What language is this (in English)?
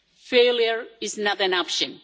English